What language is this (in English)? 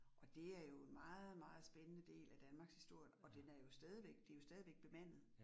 Danish